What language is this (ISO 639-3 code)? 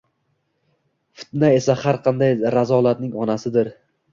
uzb